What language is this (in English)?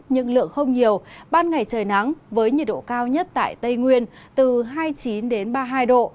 Vietnamese